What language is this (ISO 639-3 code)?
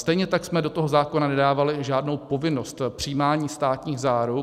ces